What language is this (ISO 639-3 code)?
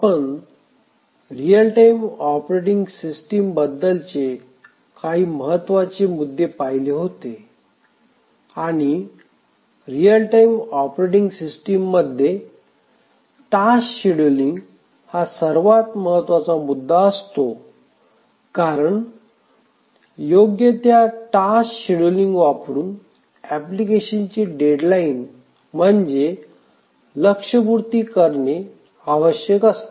mar